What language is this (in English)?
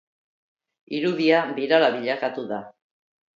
Basque